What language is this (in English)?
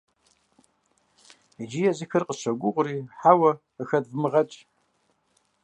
Kabardian